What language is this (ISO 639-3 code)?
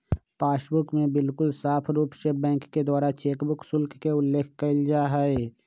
mag